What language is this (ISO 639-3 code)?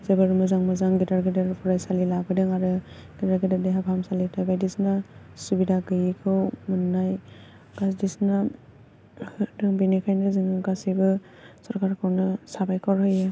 brx